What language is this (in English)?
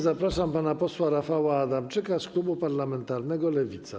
Polish